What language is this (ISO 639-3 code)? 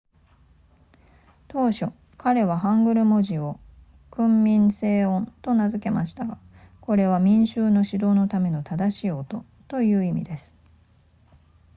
jpn